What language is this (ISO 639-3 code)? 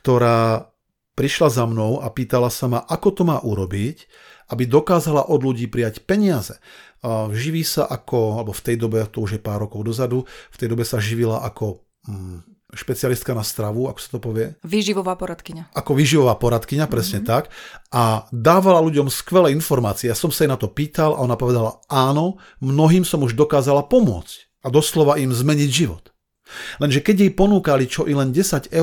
slk